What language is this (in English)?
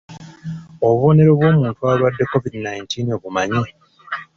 Ganda